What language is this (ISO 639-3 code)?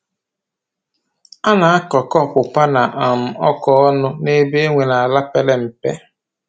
ibo